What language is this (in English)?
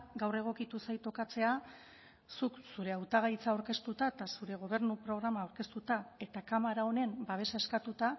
Basque